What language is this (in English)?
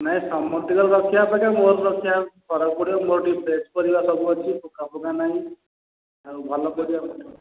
Odia